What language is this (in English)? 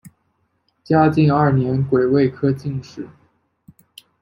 Chinese